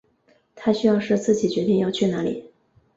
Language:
Chinese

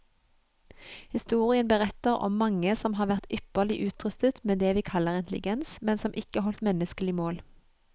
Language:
Norwegian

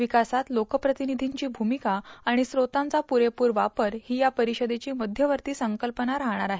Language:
Marathi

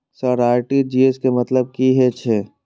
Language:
Maithili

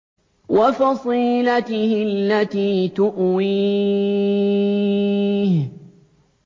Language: Arabic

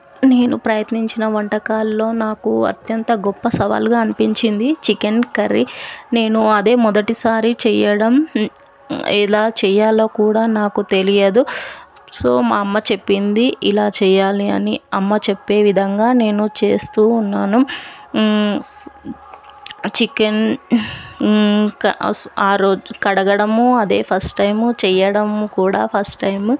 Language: Telugu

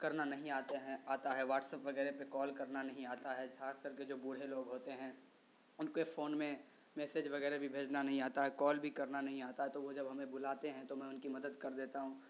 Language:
Urdu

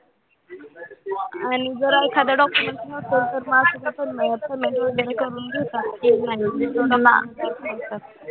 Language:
Marathi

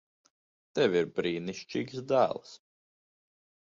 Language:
Latvian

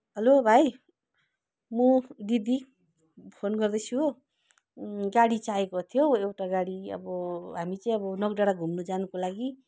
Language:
Nepali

